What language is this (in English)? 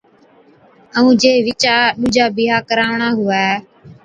Od